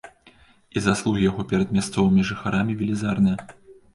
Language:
Belarusian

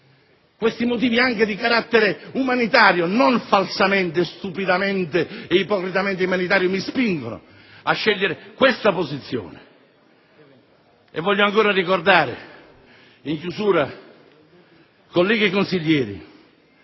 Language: Italian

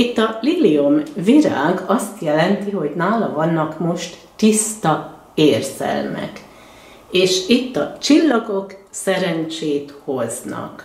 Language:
Hungarian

